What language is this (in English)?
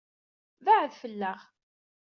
Kabyle